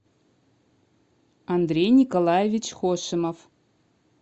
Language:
Russian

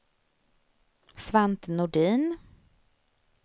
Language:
Swedish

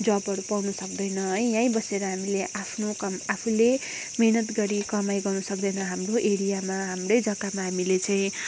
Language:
Nepali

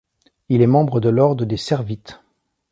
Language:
French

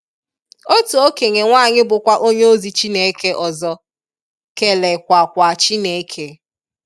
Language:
Igbo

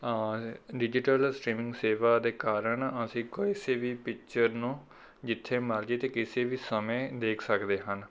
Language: Punjabi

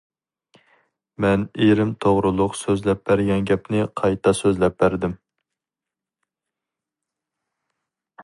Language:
Uyghur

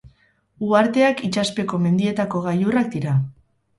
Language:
Basque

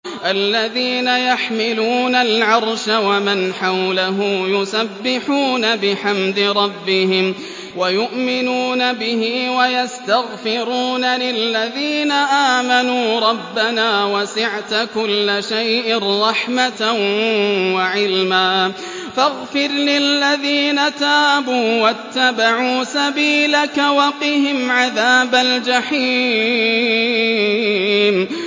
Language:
Arabic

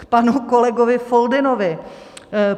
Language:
Czech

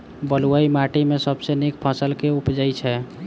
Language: Maithili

